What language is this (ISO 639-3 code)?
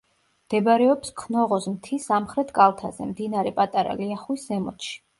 kat